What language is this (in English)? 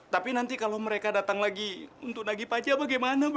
Indonesian